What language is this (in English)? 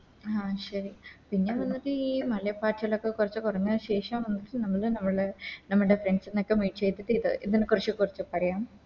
Malayalam